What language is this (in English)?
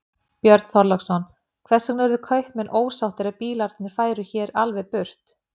Icelandic